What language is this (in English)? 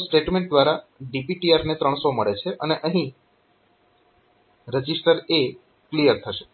Gujarati